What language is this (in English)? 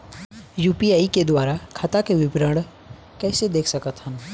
Chhattisgarhi